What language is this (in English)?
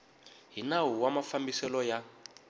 Tsonga